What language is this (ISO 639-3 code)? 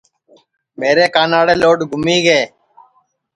ssi